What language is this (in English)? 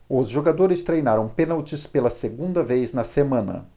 Portuguese